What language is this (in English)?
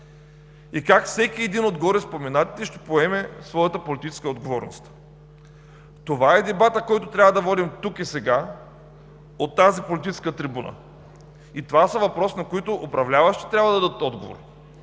Bulgarian